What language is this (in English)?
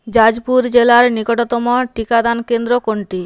Bangla